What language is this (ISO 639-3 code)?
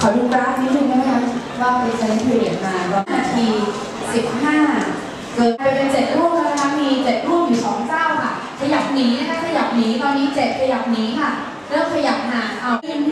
tha